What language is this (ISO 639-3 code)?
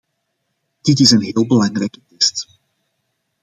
nld